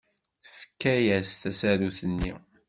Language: Kabyle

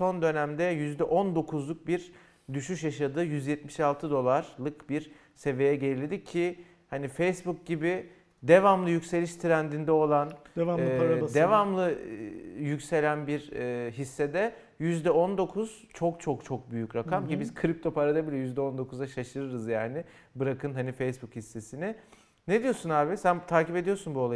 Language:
Turkish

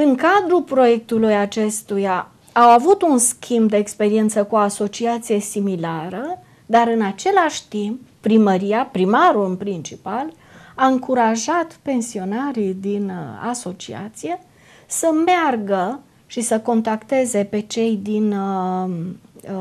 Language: Romanian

